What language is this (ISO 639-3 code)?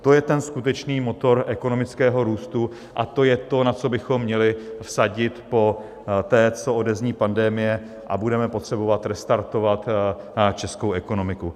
ces